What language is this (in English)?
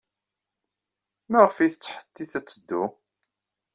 Kabyle